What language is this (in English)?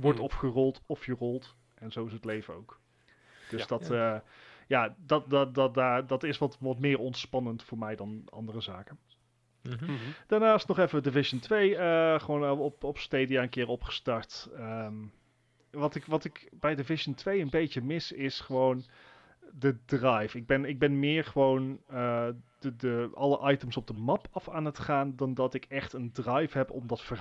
Dutch